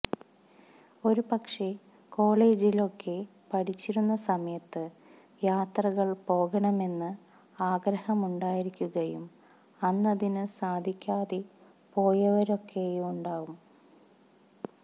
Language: Malayalam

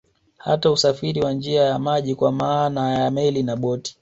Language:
Swahili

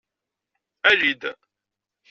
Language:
Kabyle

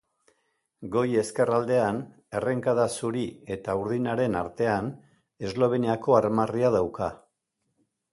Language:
Basque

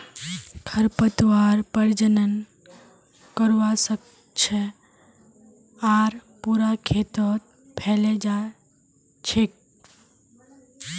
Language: Magahi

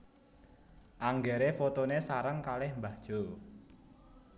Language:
Javanese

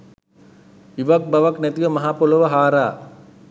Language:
Sinhala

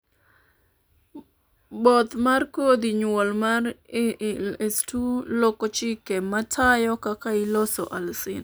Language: Luo (Kenya and Tanzania)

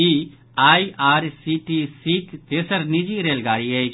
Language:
Maithili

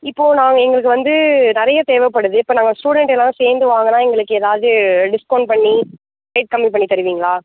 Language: Tamil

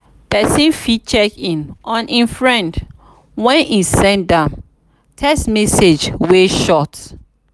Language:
Nigerian Pidgin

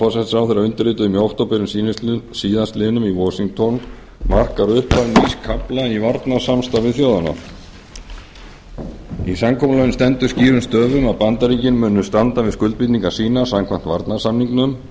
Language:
Icelandic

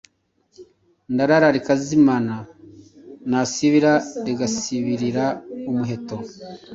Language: Kinyarwanda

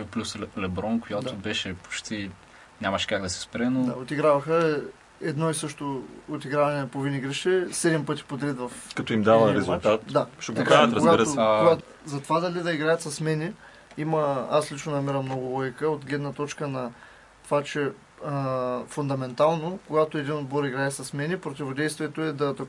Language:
Bulgarian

